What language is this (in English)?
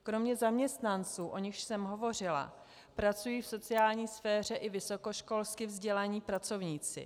Czech